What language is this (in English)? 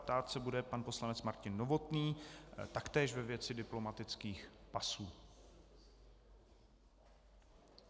Czech